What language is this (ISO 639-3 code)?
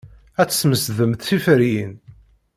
kab